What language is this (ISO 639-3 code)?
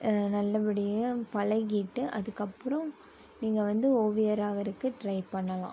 tam